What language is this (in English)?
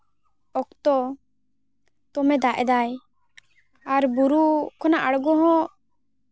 Santali